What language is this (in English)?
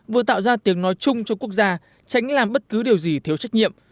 Vietnamese